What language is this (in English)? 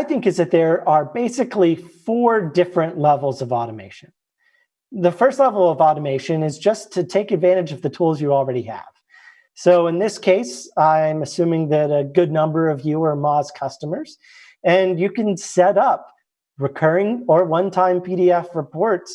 English